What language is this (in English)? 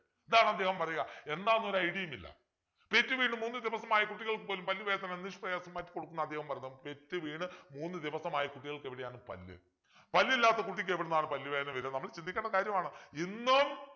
Malayalam